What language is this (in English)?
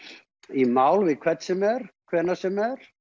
Icelandic